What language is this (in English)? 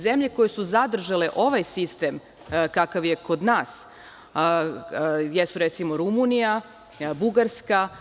Serbian